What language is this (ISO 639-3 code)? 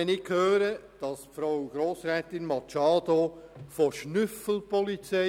gsw